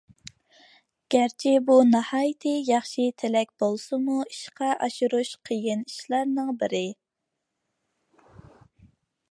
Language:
Uyghur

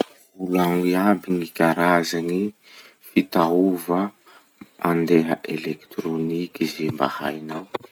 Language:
Masikoro Malagasy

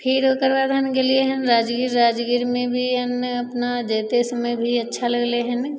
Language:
Maithili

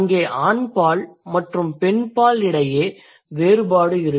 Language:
Tamil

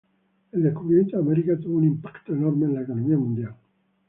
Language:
Spanish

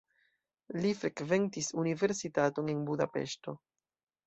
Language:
Esperanto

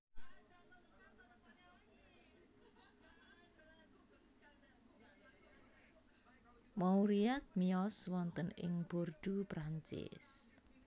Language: Javanese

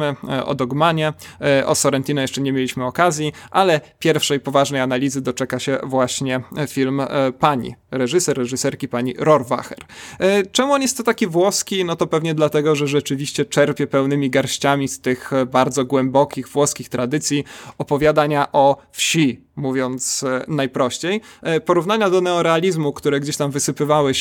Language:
Polish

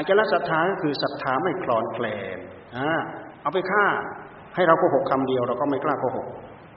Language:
Thai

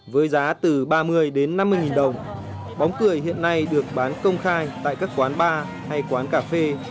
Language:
Vietnamese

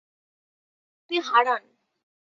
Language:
Bangla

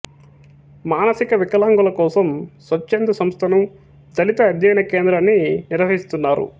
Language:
Telugu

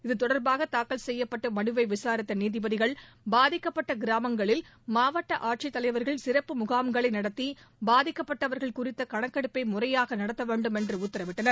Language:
Tamil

